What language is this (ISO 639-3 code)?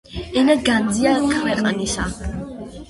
kat